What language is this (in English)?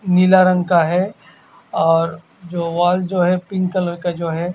Hindi